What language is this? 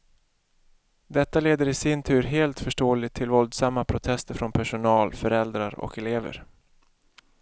Swedish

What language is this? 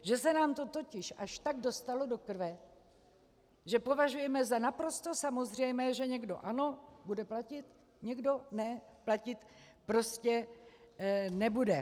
Czech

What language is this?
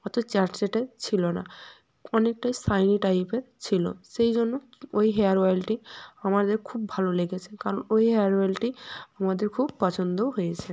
Bangla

